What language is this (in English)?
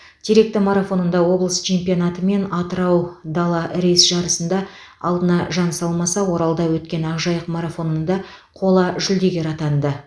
Kazakh